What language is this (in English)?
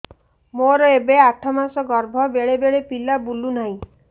Odia